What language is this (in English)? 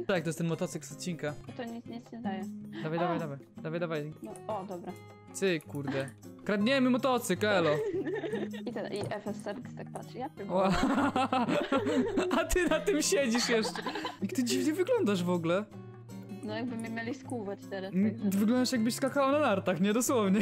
Polish